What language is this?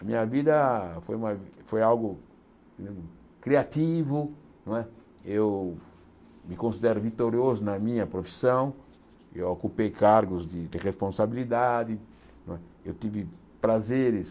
Portuguese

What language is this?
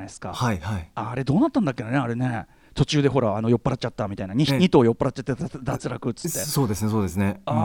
Japanese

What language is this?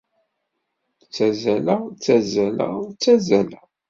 Kabyle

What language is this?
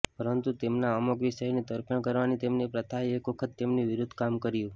Gujarati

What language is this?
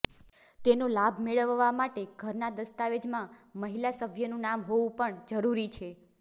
Gujarati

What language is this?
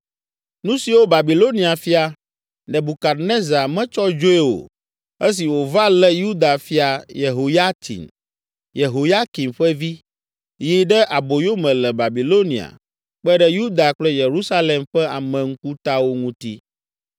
Ewe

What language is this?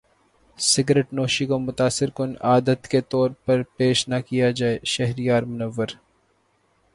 Urdu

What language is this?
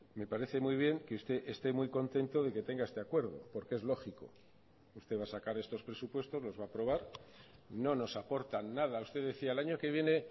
Spanish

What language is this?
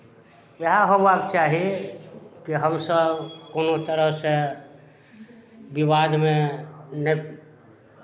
Maithili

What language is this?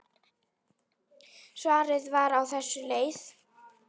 Icelandic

